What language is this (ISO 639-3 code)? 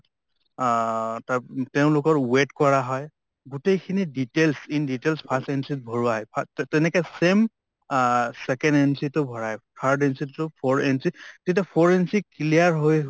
asm